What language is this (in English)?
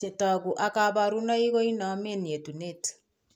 Kalenjin